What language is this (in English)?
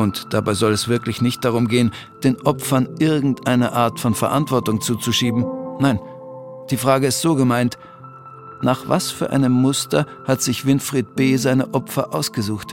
German